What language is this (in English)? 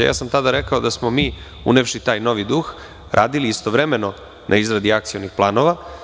Serbian